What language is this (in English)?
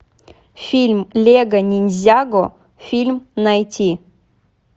Russian